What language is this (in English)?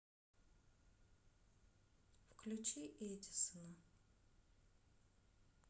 Russian